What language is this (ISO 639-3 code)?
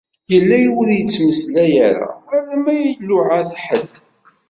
kab